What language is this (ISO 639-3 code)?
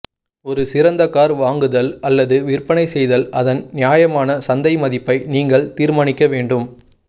tam